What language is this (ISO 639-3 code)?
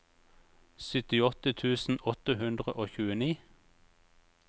nor